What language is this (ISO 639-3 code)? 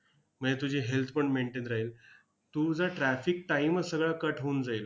mar